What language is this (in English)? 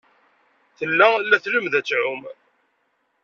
Kabyle